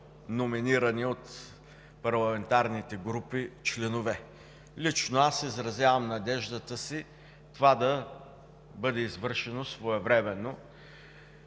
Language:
Bulgarian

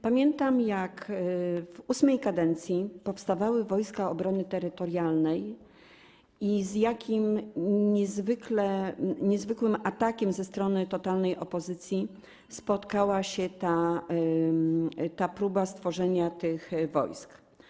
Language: Polish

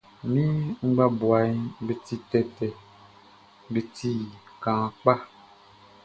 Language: Baoulé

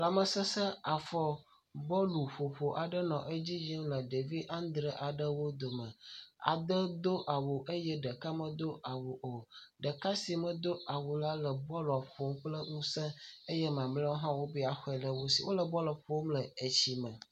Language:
Ewe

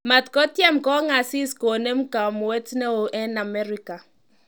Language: Kalenjin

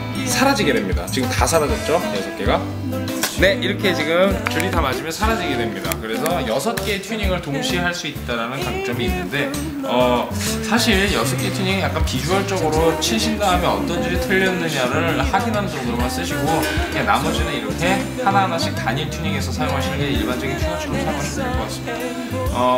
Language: Korean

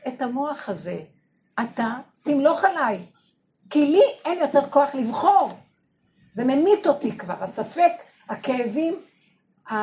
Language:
Hebrew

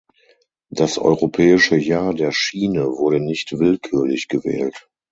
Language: German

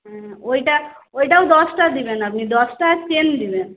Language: Bangla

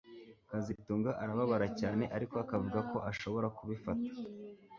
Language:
Kinyarwanda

